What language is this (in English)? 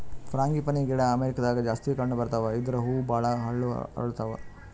Kannada